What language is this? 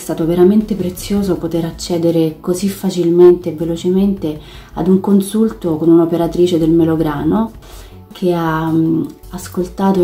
Italian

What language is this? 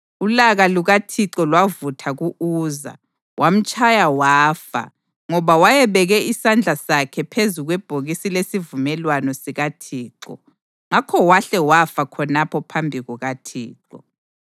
North Ndebele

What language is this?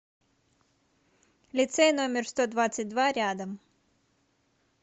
Russian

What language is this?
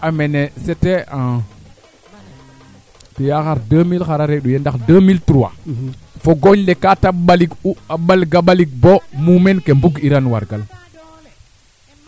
Serer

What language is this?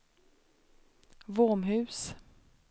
Swedish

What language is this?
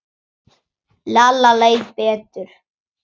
Icelandic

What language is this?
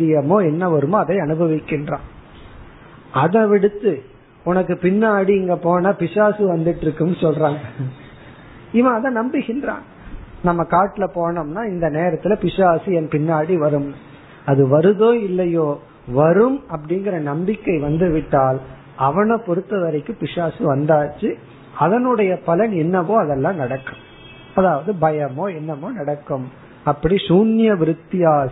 Tamil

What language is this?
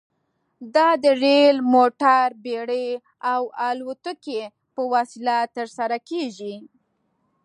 Pashto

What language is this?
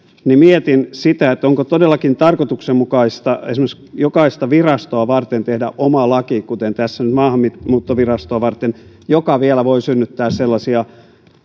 Finnish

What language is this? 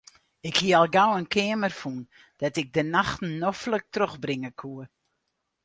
Western Frisian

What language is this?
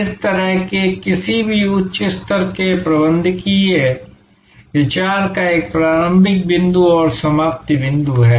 Hindi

